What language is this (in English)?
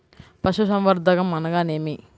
Telugu